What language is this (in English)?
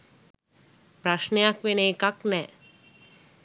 Sinhala